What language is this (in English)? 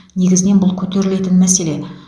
Kazakh